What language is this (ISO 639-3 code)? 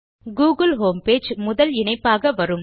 tam